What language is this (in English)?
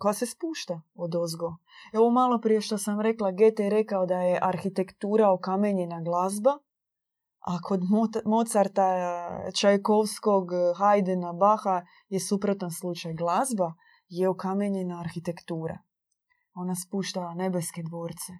Croatian